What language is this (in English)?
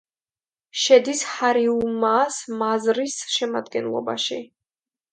Georgian